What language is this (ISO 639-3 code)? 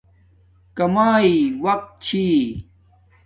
dmk